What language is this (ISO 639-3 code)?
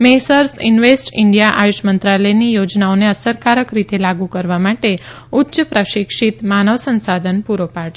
guj